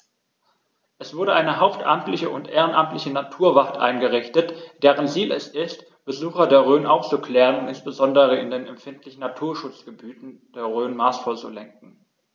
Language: German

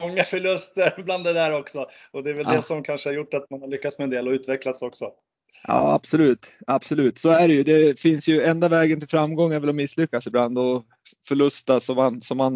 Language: Swedish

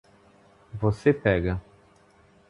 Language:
Portuguese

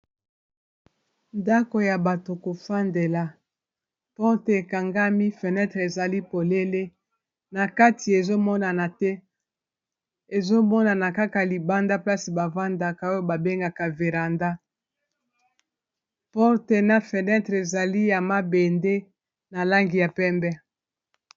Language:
Lingala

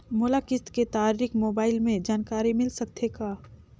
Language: Chhattisgarhi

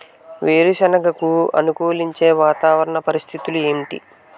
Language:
Telugu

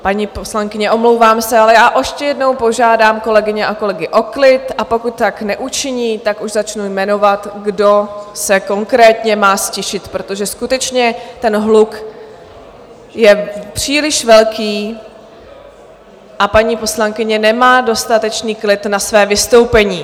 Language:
Czech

